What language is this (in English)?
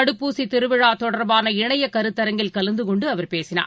Tamil